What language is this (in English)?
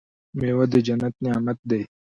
Pashto